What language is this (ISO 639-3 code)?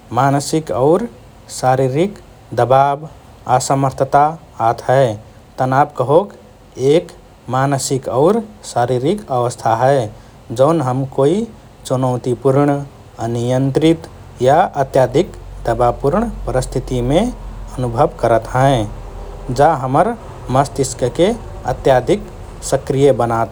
thr